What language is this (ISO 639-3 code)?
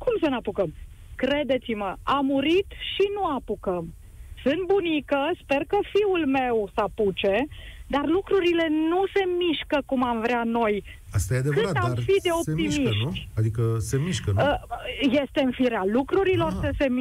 ron